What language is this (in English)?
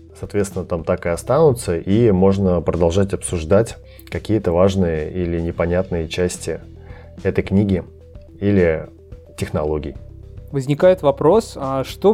Russian